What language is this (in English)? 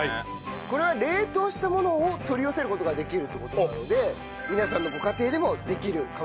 Japanese